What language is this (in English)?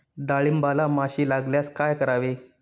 Marathi